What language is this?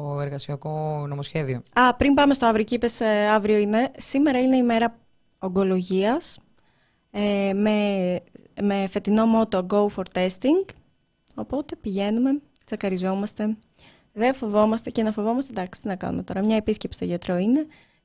Greek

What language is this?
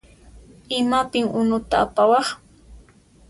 Puno Quechua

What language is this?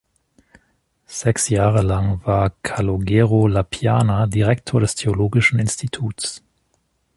German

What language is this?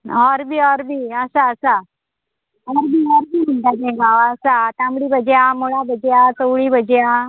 Konkani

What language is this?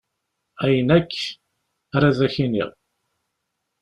Kabyle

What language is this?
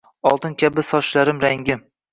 Uzbek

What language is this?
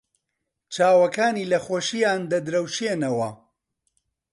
Central Kurdish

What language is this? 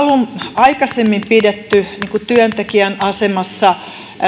Finnish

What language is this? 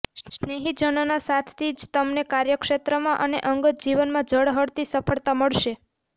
Gujarati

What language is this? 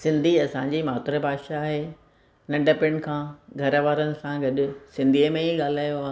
Sindhi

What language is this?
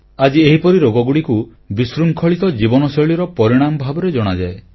Odia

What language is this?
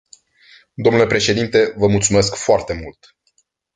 Romanian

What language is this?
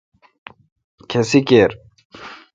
Kalkoti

